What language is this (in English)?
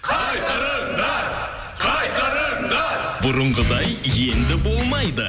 Kazakh